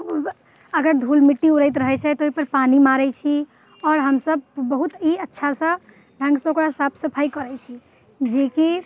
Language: Maithili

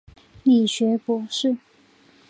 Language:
Chinese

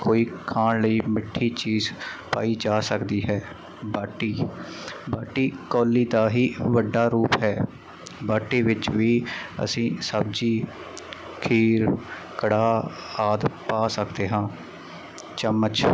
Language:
Punjabi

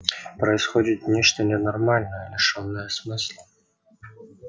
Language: Russian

